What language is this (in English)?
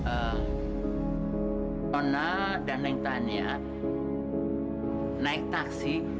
Indonesian